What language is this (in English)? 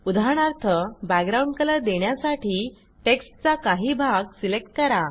Marathi